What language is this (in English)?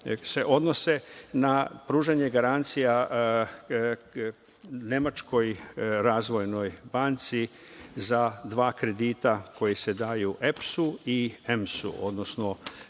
Serbian